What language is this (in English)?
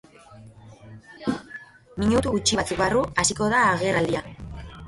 Basque